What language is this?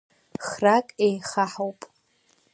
Abkhazian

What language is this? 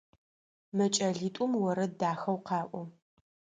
Adyghe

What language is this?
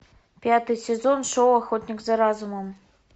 Russian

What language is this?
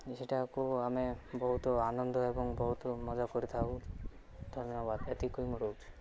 Odia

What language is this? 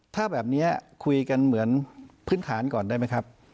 Thai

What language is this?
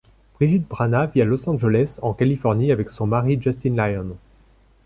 French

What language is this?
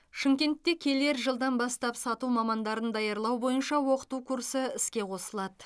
Kazakh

